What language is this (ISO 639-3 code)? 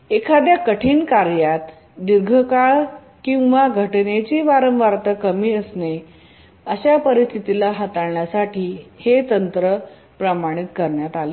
mar